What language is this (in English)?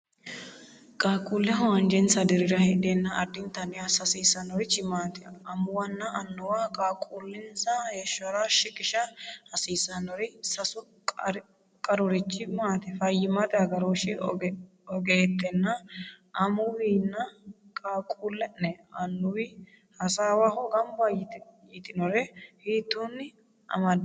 Sidamo